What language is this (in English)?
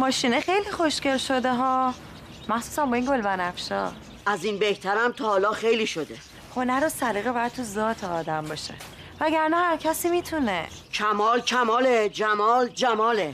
Persian